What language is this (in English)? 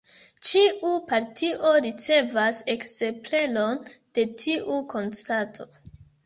Esperanto